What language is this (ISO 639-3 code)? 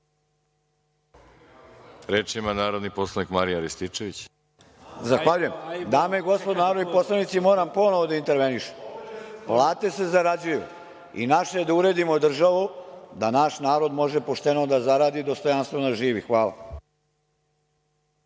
srp